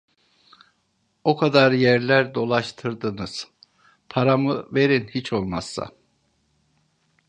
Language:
Turkish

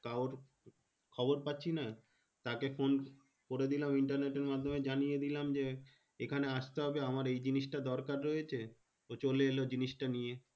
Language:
Bangla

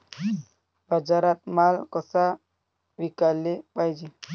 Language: Marathi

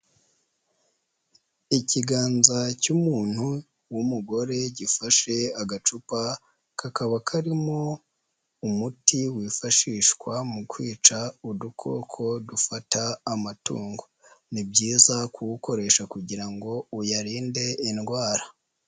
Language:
Kinyarwanda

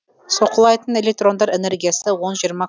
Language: Kazakh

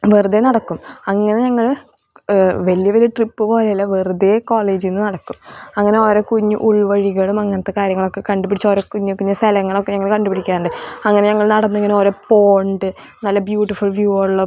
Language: Malayalam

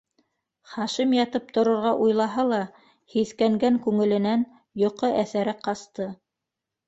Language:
Bashkir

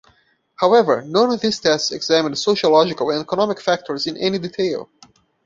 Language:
English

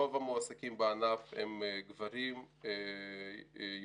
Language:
Hebrew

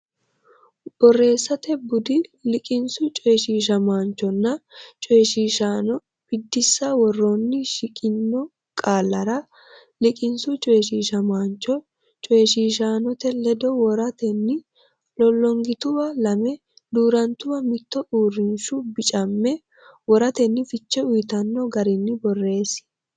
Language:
Sidamo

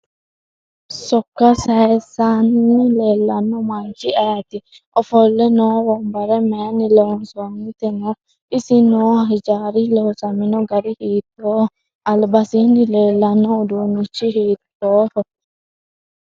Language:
Sidamo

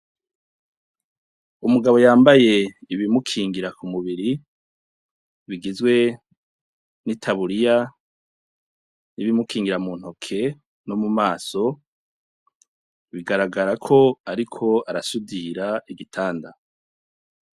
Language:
Rundi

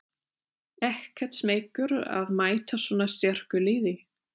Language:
Icelandic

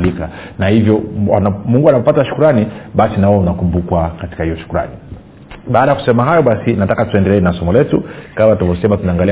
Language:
Swahili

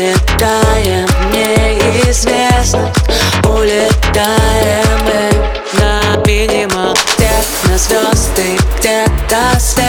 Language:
Russian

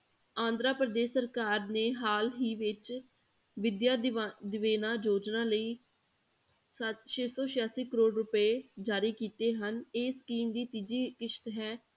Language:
Punjabi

